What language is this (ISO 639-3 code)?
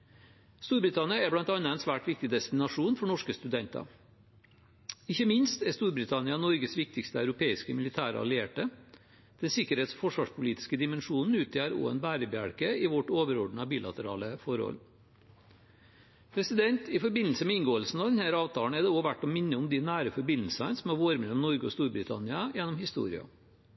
nob